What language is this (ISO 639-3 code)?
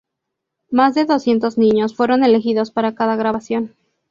spa